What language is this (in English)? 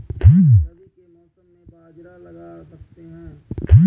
Hindi